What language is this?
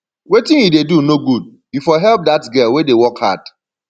Nigerian Pidgin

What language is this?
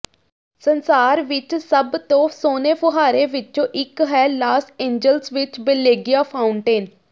Punjabi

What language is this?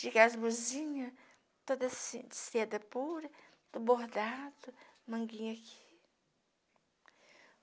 Portuguese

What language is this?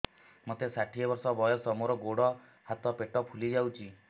Odia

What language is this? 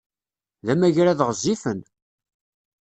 Kabyle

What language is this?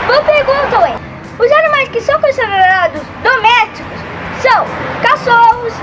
Portuguese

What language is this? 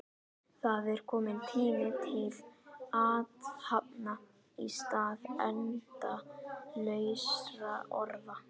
Icelandic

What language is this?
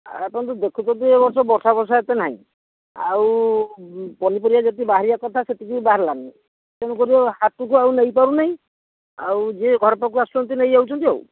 Odia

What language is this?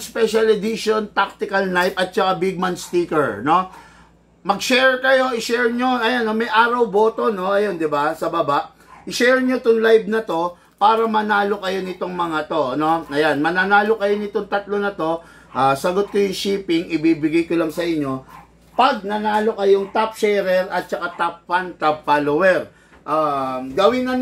Filipino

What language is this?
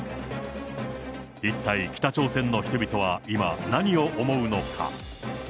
Japanese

